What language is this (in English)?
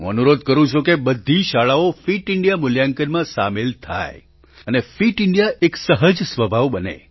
Gujarati